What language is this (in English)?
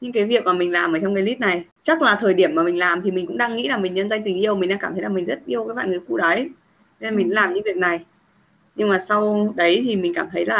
Vietnamese